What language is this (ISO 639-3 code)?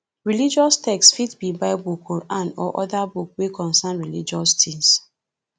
pcm